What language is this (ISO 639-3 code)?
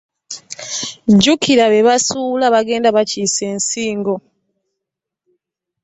lug